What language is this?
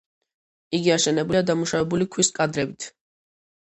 Georgian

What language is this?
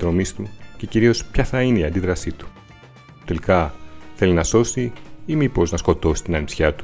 Greek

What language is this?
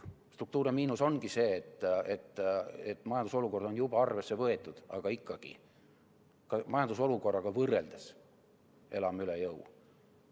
Estonian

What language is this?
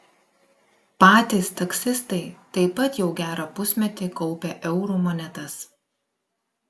Lithuanian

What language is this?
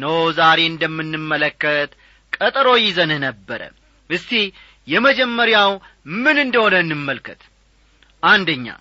Amharic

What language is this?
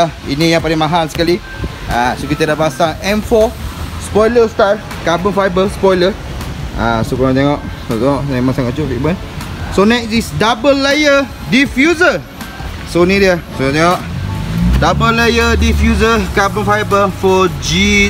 Malay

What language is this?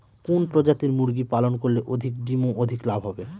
Bangla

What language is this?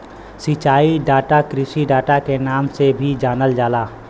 Bhojpuri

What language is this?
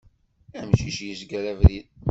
Kabyle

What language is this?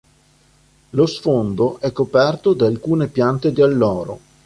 Italian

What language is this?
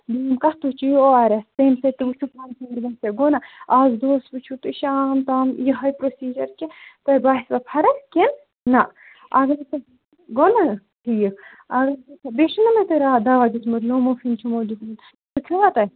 Kashmiri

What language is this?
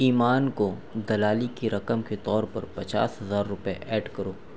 Urdu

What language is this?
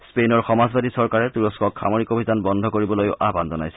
Assamese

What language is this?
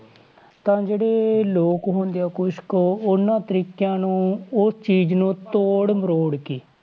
Punjabi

